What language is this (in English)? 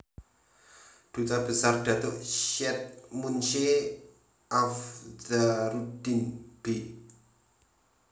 Javanese